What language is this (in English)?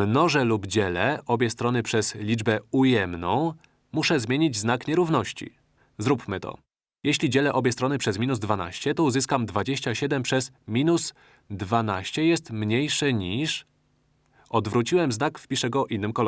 Polish